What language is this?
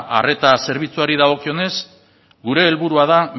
Basque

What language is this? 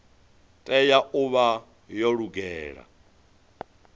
Venda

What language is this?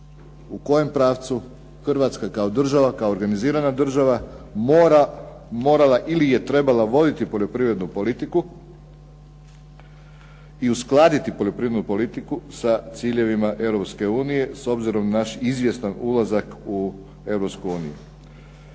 Croatian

